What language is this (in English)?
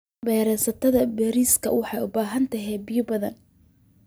Somali